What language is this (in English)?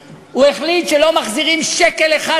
Hebrew